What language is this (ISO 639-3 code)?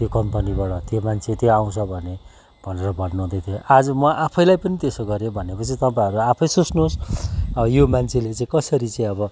nep